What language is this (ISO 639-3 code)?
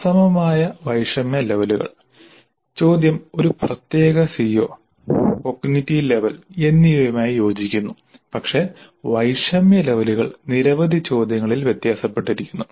mal